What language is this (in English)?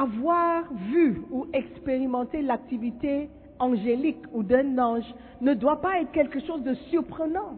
French